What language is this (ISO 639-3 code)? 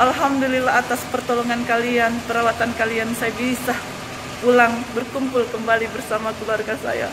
ind